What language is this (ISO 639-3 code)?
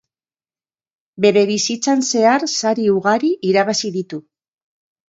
eus